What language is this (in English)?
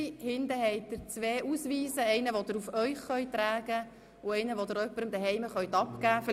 Swiss German